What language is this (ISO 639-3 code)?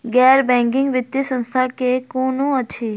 mai